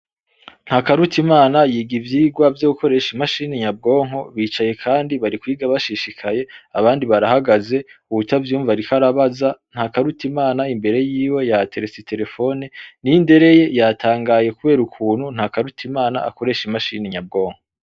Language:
Rundi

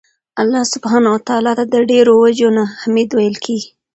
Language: Pashto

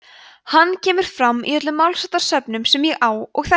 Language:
Icelandic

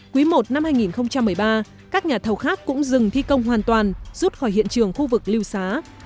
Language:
Vietnamese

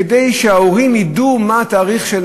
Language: Hebrew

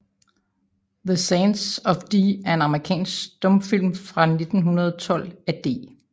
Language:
Danish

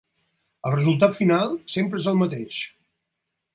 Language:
Catalan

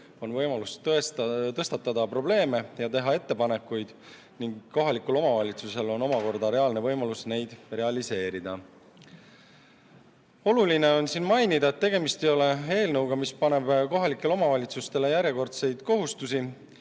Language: Estonian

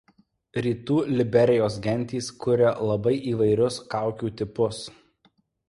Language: Lithuanian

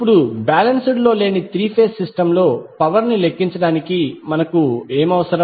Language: Telugu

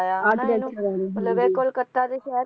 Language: Punjabi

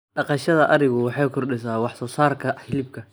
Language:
Somali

